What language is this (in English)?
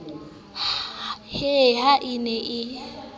Southern Sotho